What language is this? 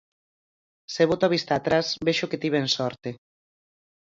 Galician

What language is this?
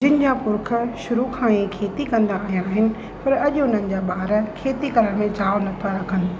Sindhi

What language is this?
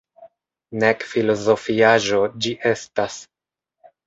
Esperanto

